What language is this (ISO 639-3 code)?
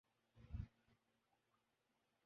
urd